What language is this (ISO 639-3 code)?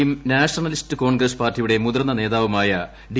mal